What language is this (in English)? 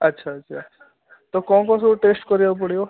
Odia